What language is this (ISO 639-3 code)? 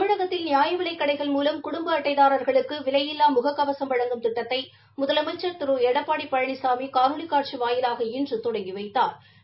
tam